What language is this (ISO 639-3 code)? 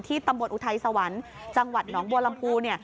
tha